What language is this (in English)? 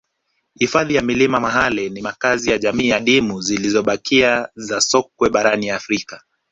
Swahili